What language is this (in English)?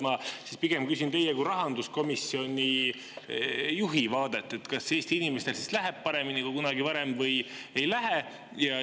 Estonian